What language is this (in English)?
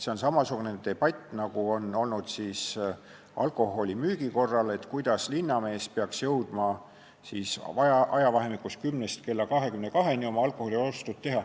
Estonian